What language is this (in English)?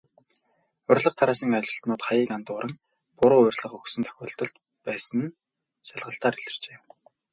Mongolian